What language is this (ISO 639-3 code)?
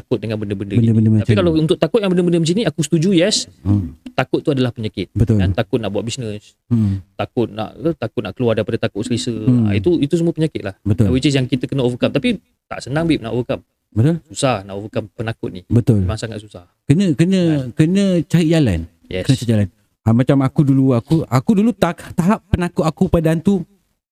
msa